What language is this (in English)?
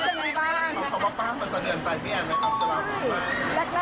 Thai